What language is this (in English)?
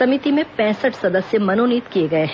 Hindi